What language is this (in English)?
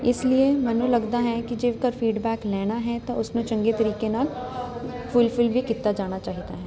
Punjabi